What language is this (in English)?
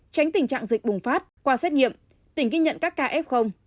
Vietnamese